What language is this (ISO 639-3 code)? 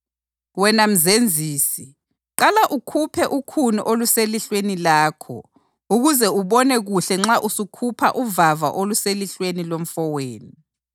nde